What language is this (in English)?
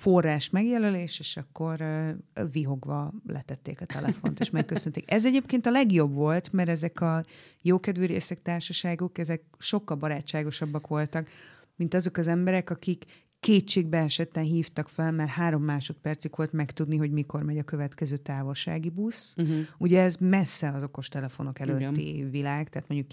Hungarian